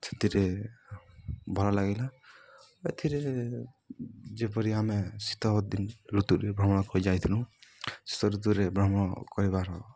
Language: Odia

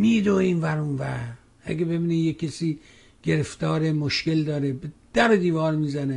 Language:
Persian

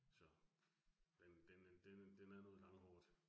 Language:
Danish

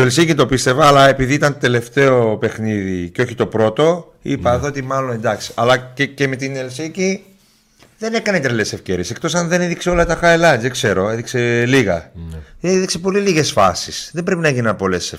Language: Greek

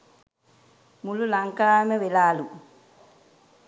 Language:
Sinhala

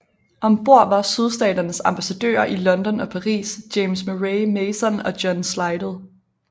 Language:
Danish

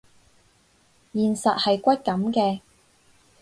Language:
Cantonese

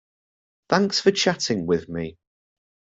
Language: English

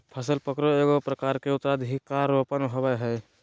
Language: Magahi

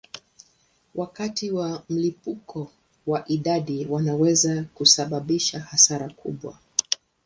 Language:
Swahili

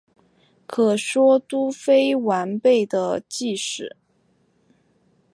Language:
Chinese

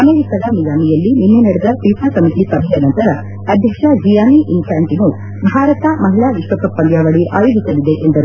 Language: Kannada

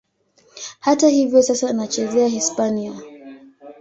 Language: Swahili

